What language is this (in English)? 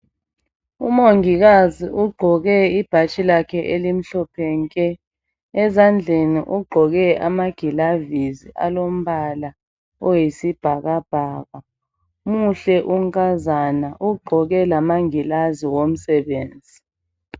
North Ndebele